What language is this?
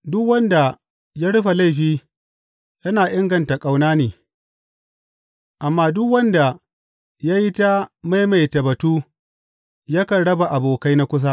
Hausa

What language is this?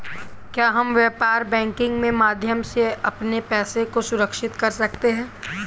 Hindi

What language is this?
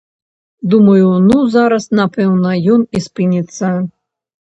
Belarusian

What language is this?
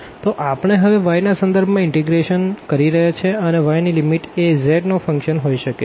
Gujarati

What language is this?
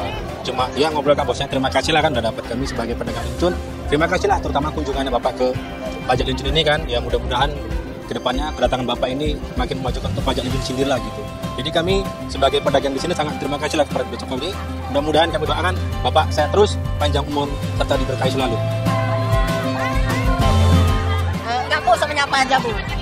Indonesian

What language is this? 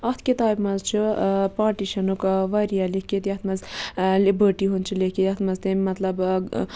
Kashmiri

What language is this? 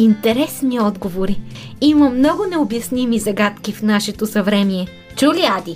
Bulgarian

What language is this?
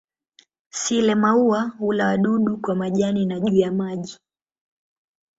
Swahili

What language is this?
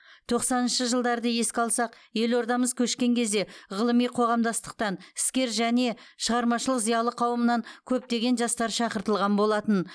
Kazakh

